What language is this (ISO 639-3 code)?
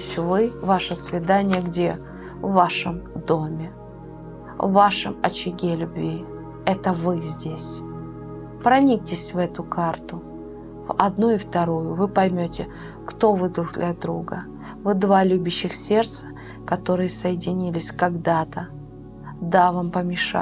rus